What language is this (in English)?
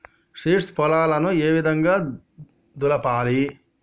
Telugu